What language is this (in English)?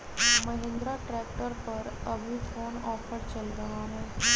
Magahi